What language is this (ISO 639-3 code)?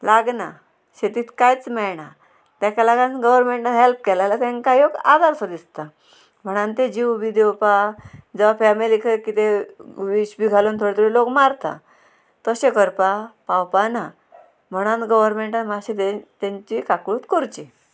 kok